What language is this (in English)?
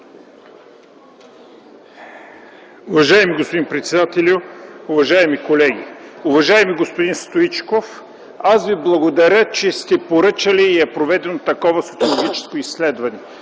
Bulgarian